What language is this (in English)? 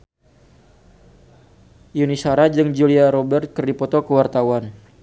Sundanese